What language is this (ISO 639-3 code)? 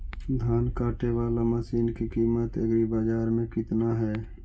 mag